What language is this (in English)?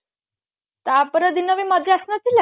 Odia